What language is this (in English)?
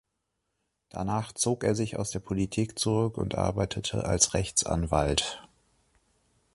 German